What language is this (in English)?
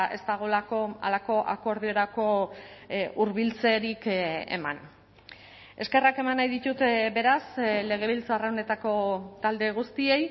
Basque